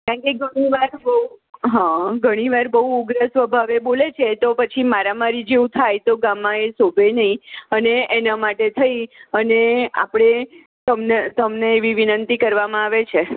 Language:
Gujarati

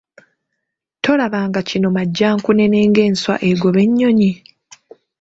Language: Ganda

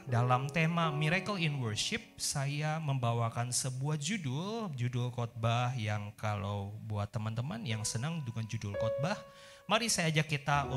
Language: Indonesian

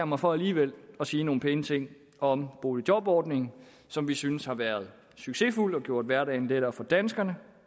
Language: Danish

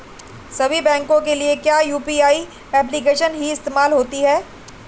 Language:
Hindi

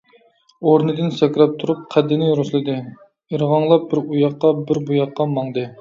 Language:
Uyghur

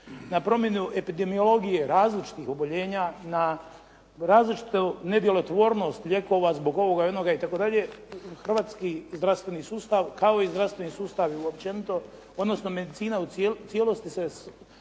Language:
Croatian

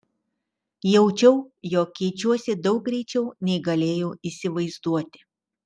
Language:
Lithuanian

